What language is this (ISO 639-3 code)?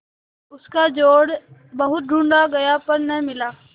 hin